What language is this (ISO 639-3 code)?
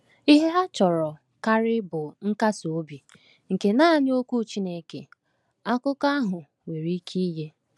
ibo